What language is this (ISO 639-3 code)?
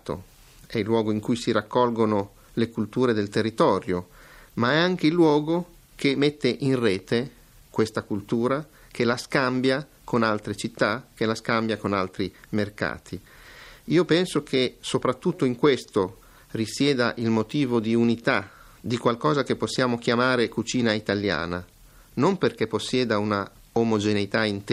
ita